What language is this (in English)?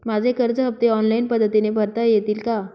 Marathi